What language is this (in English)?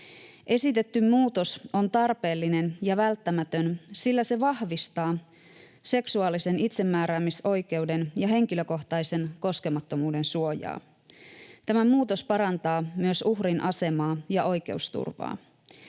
Finnish